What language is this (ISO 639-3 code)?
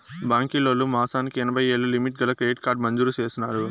tel